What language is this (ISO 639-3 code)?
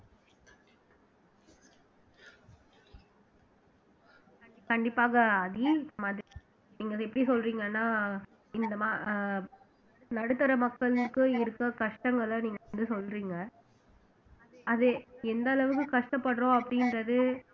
tam